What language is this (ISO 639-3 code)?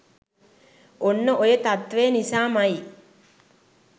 sin